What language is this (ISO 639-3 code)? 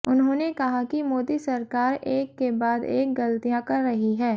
hin